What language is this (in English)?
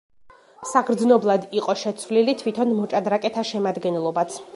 Georgian